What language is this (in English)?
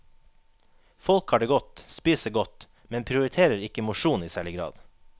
Norwegian